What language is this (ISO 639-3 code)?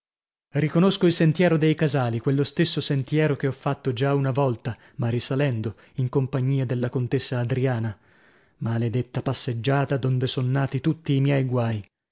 ita